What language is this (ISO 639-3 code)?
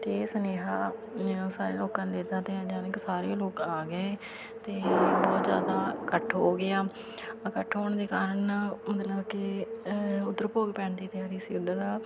pan